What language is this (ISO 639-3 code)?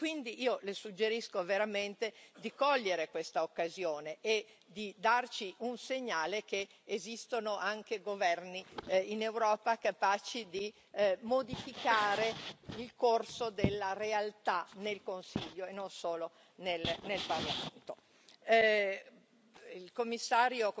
ita